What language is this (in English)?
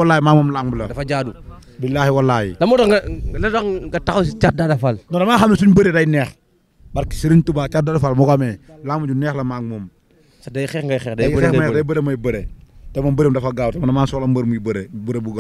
Indonesian